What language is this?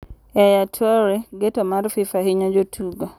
Luo (Kenya and Tanzania)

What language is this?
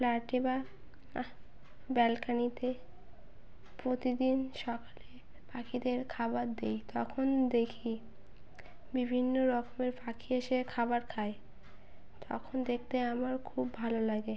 Bangla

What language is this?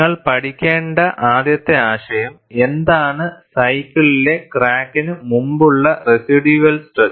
Malayalam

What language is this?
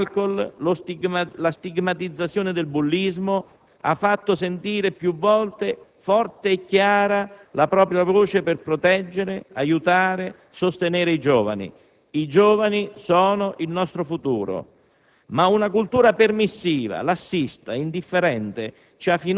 Italian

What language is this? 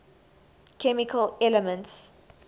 English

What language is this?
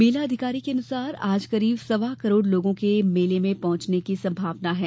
Hindi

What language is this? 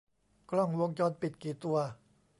Thai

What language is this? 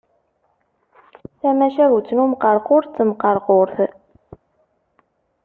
Kabyle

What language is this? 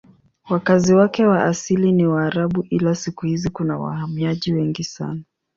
Swahili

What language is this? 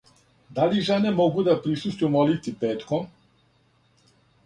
Serbian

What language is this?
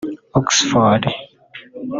Kinyarwanda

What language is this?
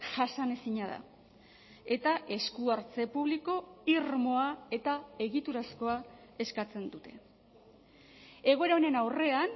Basque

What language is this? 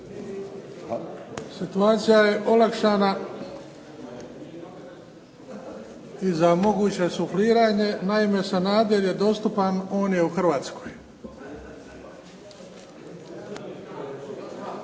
Croatian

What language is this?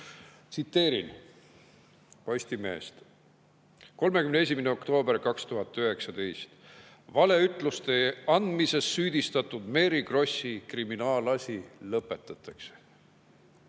Estonian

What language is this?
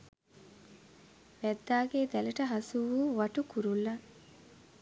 Sinhala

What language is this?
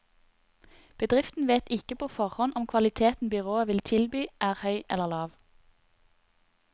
Norwegian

